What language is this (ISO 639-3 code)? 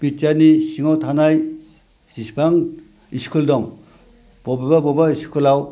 brx